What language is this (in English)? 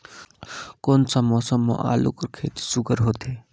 Chhattisgarhi